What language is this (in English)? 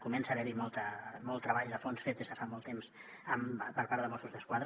Catalan